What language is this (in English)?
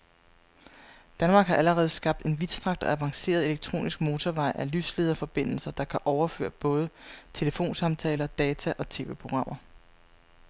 Danish